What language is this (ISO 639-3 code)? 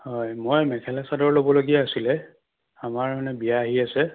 asm